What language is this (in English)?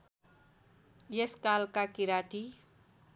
Nepali